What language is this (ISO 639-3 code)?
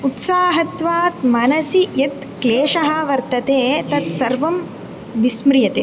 san